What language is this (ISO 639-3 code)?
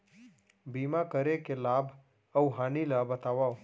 hne